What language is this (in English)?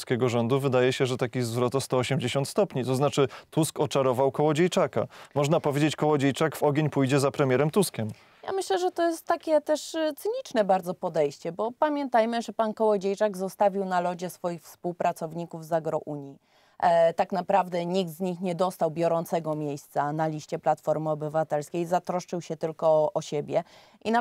Polish